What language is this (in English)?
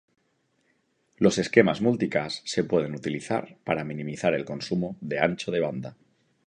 Spanish